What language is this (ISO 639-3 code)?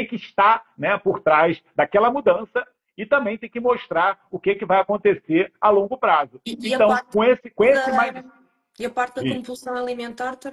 por